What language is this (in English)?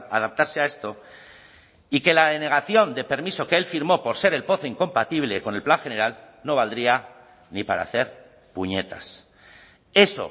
Spanish